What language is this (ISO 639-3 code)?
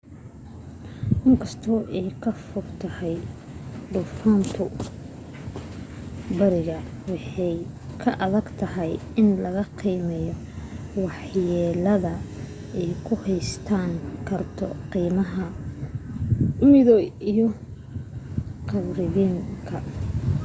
som